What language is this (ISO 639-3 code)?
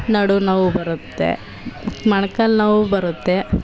kan